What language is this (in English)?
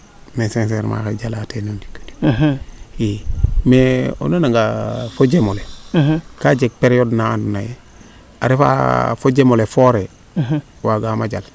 Serer